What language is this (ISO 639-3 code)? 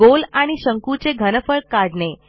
mar